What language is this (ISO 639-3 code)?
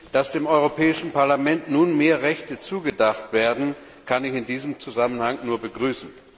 deu